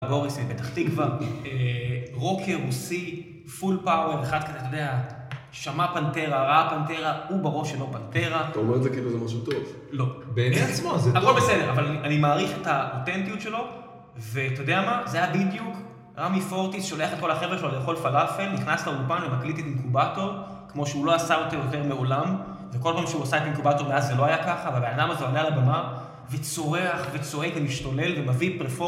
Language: Hebrew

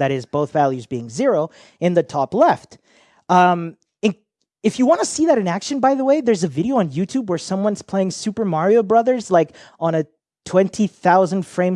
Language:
English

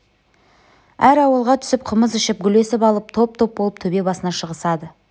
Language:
Kazakh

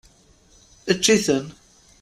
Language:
Kabyle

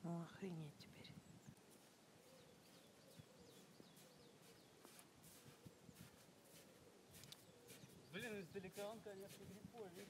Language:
Russian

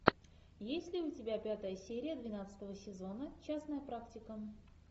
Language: Russian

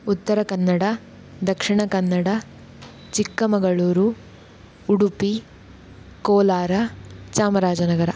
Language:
Sanskrit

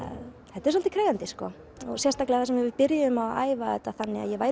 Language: Icelandic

